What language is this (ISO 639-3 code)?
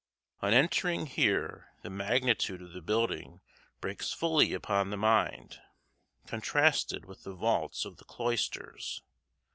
eng